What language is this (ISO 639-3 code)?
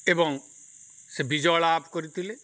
ori